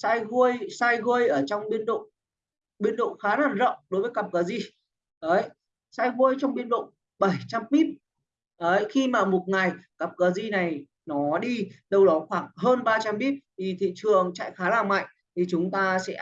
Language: Vietnamese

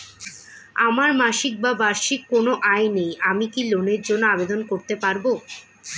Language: Bangla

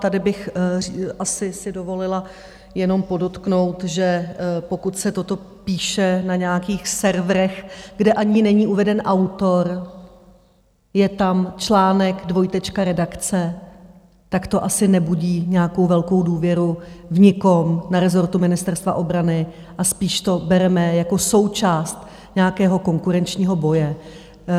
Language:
Czech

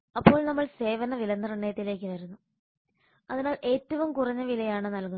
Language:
Malayalam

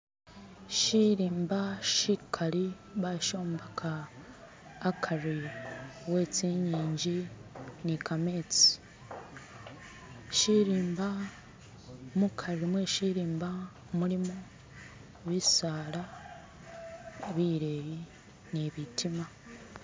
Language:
Masaaba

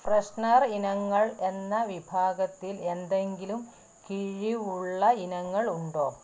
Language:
Malayalam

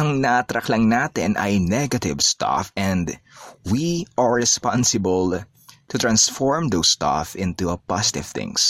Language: Filipino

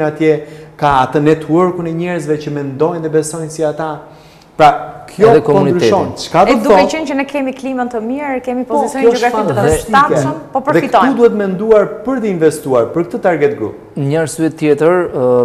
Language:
Romanian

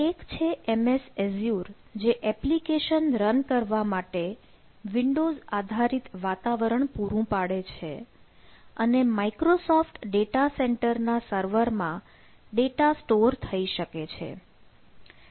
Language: Gujarati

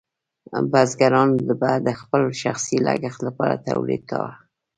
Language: Pashto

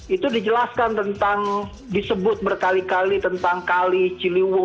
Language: Indonesian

